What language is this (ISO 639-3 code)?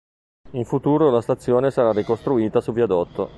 ita